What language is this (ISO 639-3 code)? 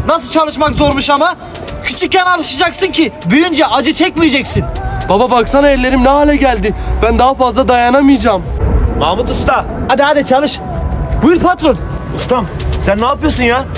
tur